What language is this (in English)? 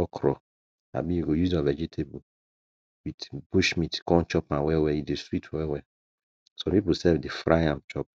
Nigerian Pidgin